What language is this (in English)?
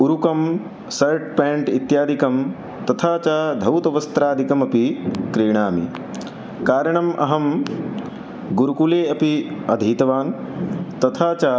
Sanskrit